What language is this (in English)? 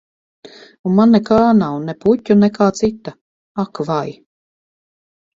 Latvian